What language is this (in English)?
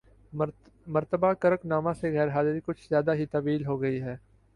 Urdu